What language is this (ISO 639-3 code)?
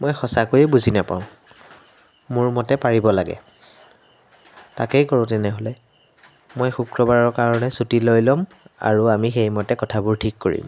asm